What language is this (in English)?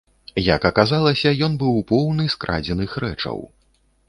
Belarusian